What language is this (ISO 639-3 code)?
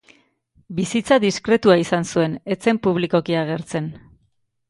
eus